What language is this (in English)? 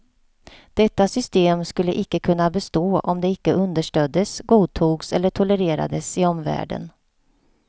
Swedish